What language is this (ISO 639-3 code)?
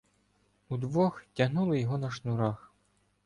ukr